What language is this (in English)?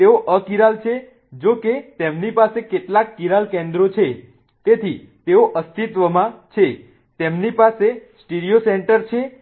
Gujarati